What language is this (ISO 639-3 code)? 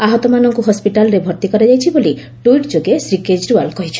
ori